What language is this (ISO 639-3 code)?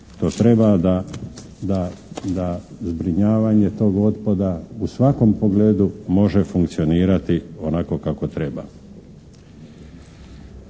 hrv